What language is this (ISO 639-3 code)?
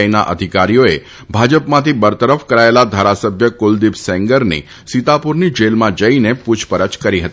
guj